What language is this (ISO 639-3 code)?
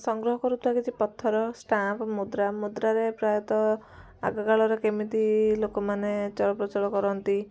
ori